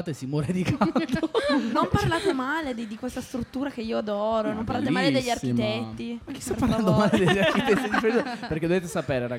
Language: Italian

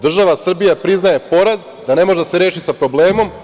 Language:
Serbian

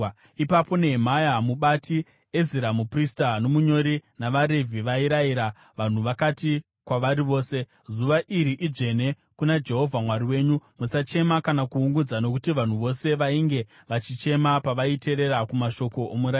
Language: Shona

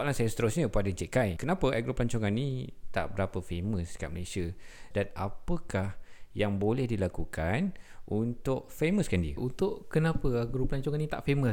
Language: Malay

